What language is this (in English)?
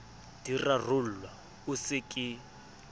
Southern Sotho